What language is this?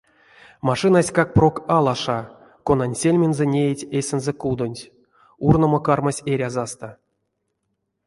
Erzya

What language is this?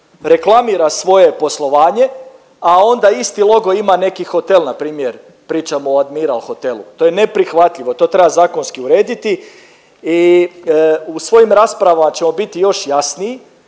Croatian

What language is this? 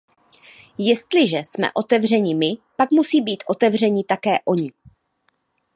Czech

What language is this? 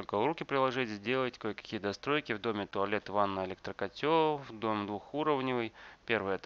Russian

